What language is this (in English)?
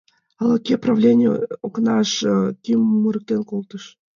Mari